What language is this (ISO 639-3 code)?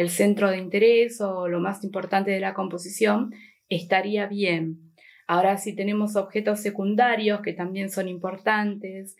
spa